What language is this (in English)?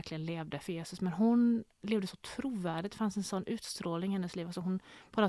Swedish